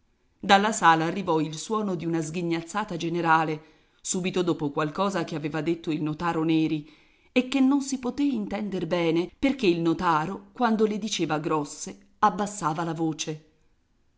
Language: Italian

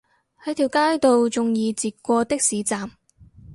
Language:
Cantonese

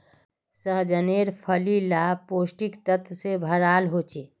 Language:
Magahi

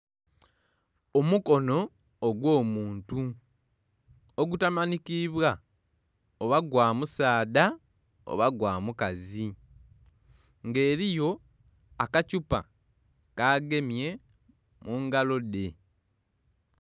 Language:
Soga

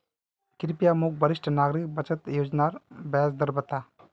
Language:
Magahi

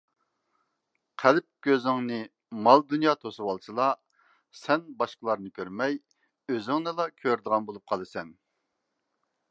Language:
Uyghur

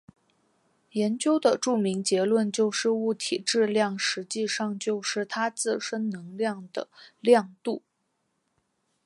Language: Chinese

